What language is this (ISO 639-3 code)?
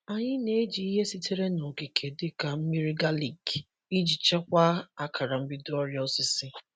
ibo